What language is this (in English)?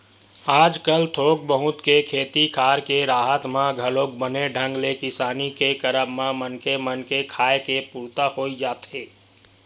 Chhattisgarhi